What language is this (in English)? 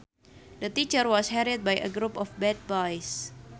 Sundanese